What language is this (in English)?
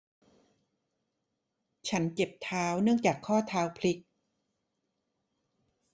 Thai